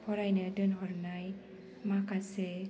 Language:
Bodo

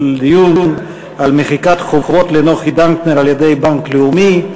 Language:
Hebrew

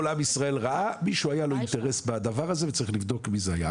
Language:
Hebrew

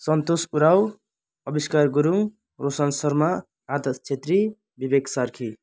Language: Nepali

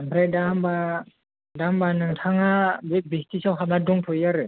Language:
Bodo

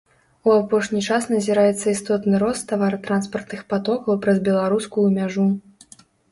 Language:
Belarusian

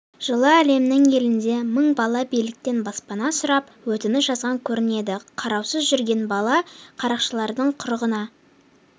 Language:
Kazakh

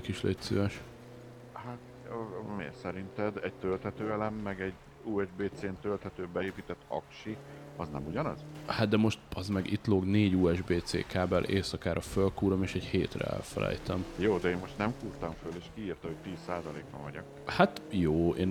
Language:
Hungarian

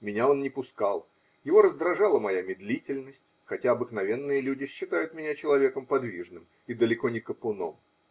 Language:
Russian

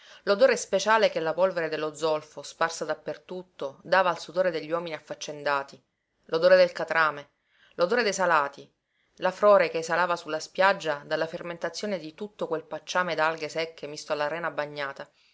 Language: Italian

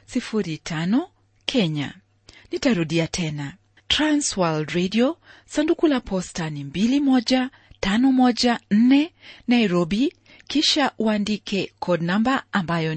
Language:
Swahili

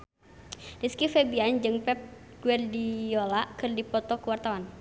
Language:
Sundanese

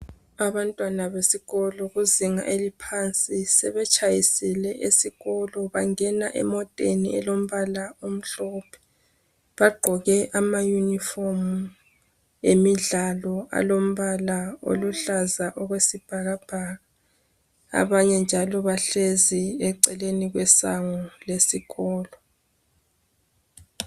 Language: North Ndebele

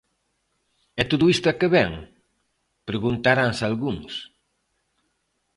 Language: Galician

